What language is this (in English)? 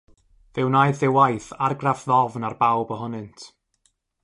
Welsh